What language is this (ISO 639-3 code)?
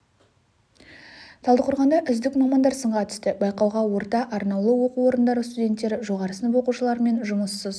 kaz